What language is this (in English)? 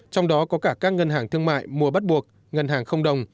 Vietnamese